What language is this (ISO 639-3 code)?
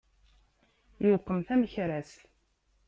kab